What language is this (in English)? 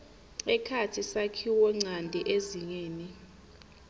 Swati